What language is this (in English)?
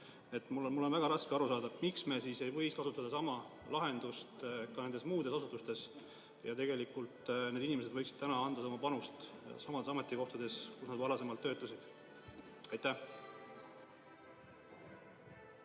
Estonian